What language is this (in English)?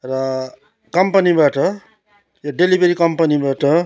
Nepali